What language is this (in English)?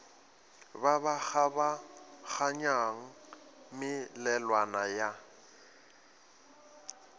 Northern Sotho